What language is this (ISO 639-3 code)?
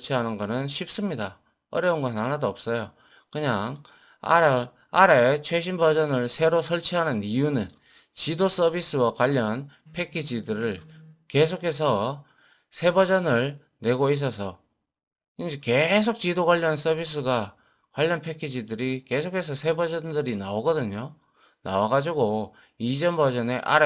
kor